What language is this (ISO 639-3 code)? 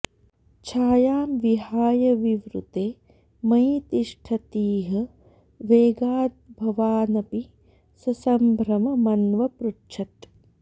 san